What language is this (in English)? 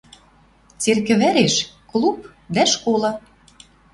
Western Mari